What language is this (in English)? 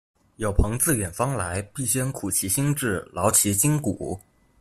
Chinese